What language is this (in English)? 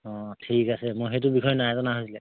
Assamese